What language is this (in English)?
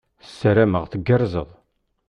Kabyle